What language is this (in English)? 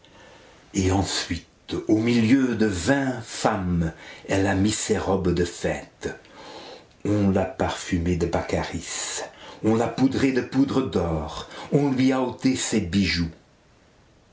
French